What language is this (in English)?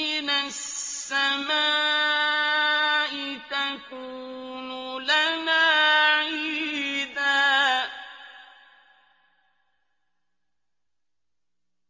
Arabic